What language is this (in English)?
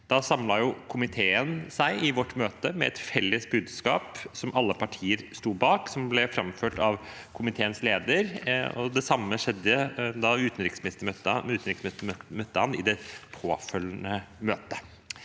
Norwegian